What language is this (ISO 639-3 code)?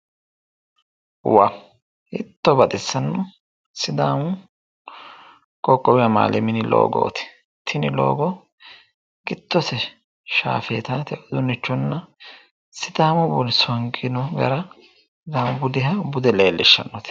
sid